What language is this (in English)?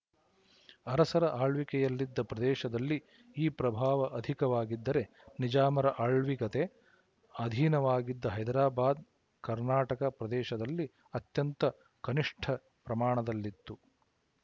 Kannada